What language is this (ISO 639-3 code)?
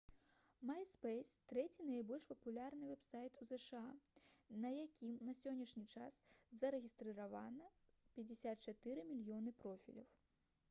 bel